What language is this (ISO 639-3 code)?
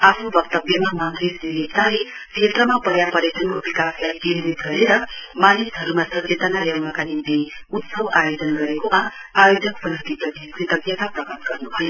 nep